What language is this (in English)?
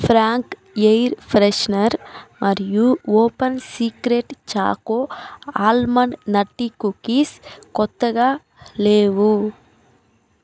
Telugu